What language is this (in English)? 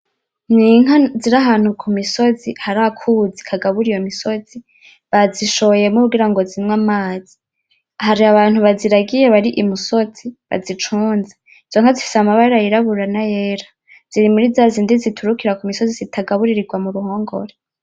Rundi